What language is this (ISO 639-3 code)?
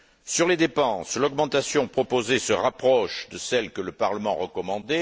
fra